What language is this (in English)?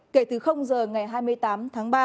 Vietnamese